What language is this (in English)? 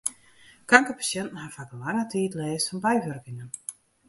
Western Frisian